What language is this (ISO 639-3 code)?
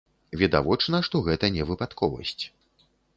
bel